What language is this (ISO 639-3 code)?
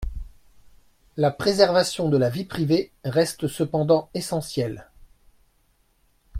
fra